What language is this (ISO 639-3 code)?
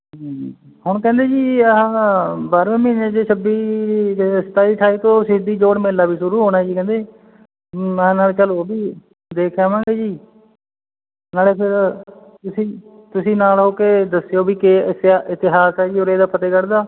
pan